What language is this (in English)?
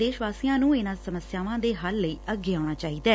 Punjabi